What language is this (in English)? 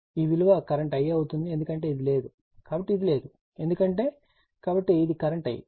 Telugu